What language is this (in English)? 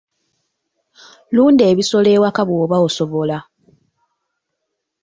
Ganda